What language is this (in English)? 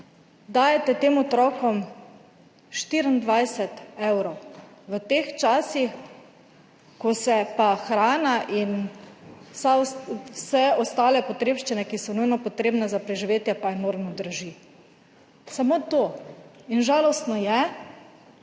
Slovenian